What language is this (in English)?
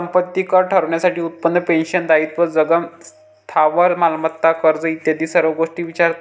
Marathi